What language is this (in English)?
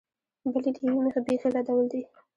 Pashto